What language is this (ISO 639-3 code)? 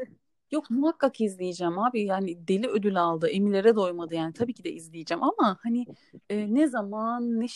tur